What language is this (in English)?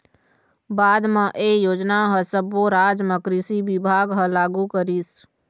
Chhattisgarhi